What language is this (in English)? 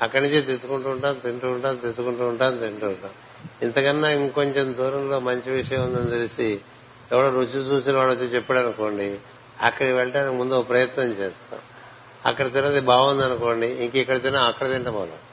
Telugu